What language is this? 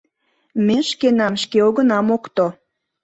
Mari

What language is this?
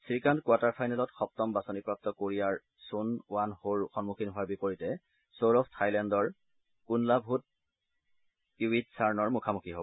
Assamese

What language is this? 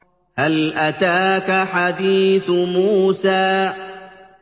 Arabic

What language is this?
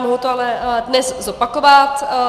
Czech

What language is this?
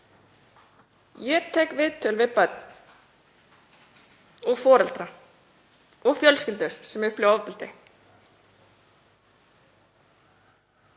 Icelandic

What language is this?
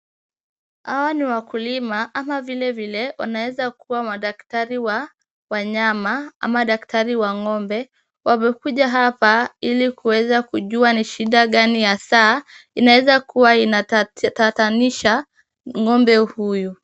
Swahili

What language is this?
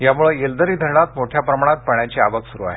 Marathi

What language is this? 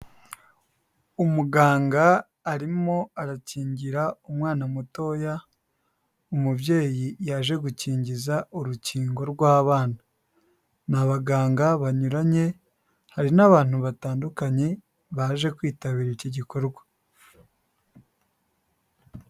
Kinyarwanda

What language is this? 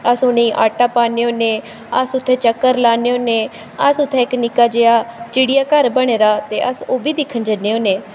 Dogri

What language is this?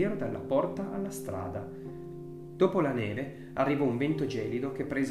Italian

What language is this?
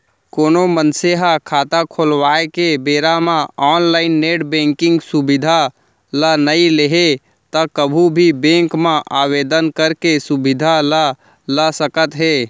Chhattisgarhi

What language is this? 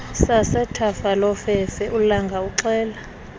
Xhosa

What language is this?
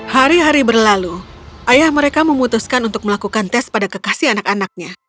Indonesian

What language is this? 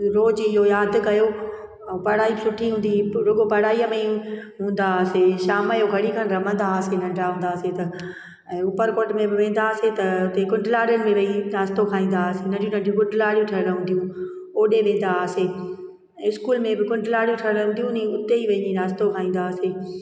Sindhi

